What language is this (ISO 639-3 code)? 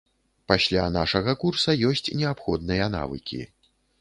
bel